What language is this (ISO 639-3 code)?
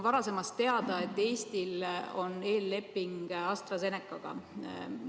est